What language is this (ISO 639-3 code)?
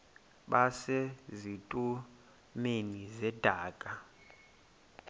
xho